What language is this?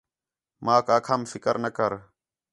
Khetrani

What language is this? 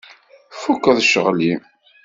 Kabyle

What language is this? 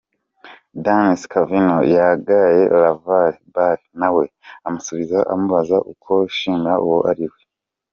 Kinyarwanda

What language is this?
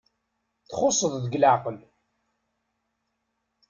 Kabyle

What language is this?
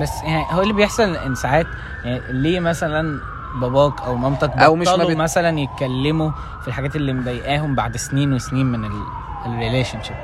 Arabic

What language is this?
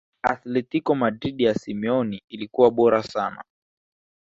Swahili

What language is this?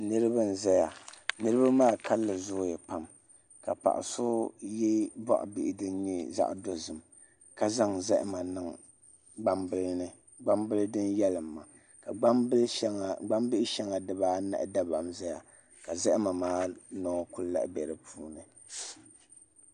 Dagbani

